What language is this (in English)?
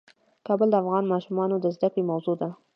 Pashto